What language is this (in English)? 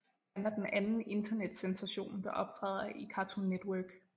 Danish